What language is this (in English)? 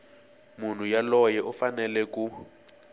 Tsonga